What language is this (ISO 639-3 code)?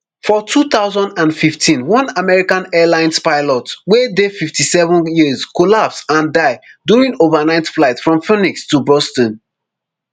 pcm